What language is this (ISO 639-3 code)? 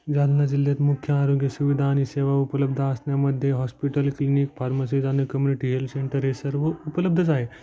mar